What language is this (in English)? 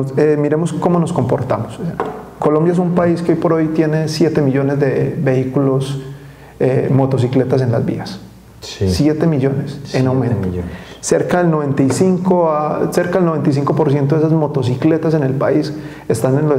Spanish